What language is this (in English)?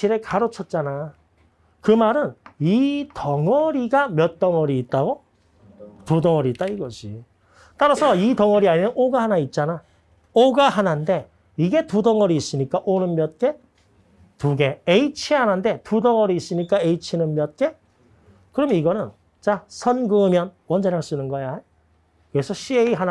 Korean